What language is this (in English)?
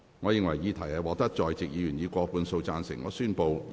Cantonese